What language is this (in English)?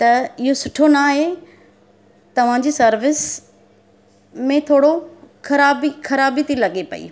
Sindhi